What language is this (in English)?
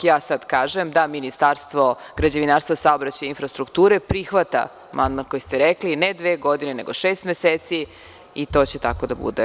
Serbian